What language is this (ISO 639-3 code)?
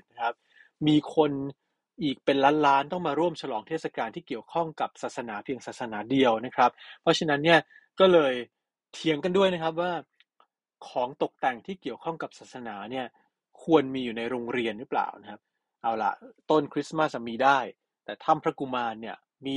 tha